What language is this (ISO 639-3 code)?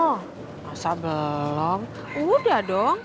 ind